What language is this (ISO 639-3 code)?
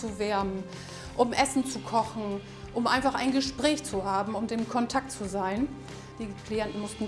deu